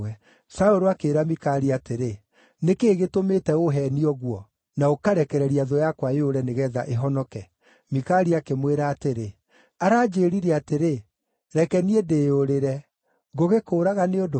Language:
Kikuyu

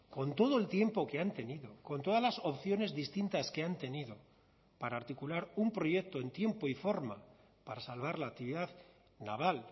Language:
Spanish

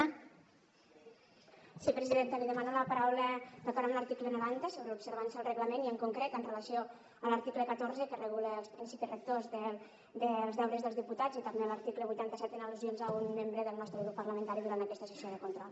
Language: Catalan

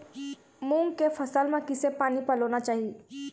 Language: Chhattisgarhi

